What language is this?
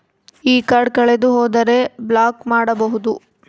Kannada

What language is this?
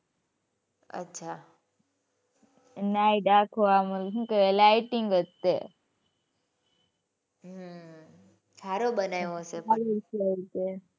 Gujarati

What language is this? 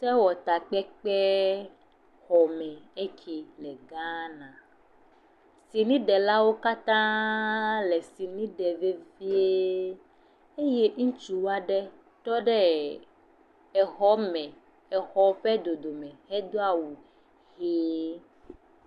Ewe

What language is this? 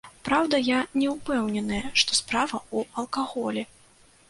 Belarusian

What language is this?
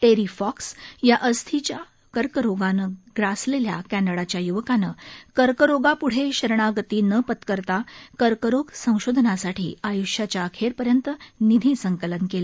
Marathi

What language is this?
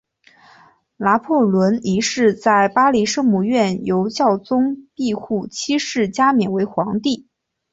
Chinese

